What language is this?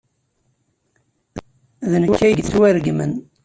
Kabyle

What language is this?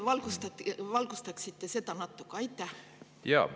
Estonian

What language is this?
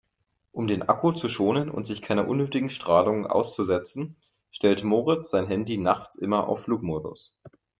German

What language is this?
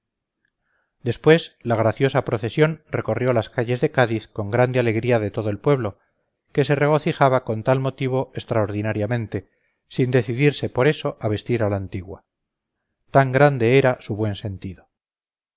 Spanish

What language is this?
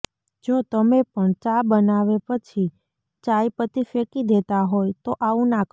Gujarati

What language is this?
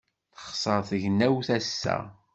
Kabyle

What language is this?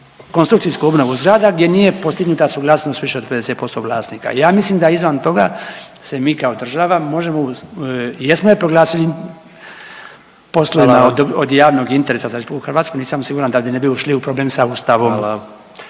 Croatian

